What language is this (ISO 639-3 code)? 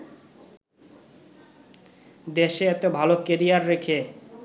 ben